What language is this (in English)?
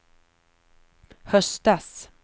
Swedish